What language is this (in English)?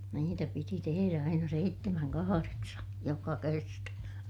Finnish